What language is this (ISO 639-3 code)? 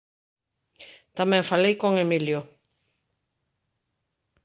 glg